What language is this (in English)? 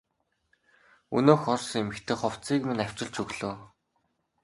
Mongolian